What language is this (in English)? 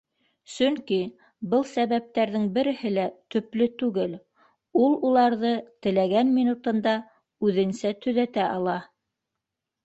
Bashkir